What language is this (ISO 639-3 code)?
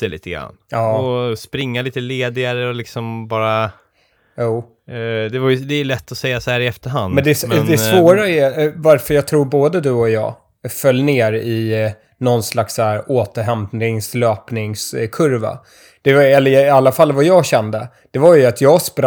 swe